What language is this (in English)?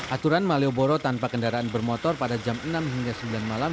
Indonesian